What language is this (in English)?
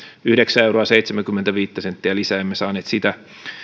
Finnish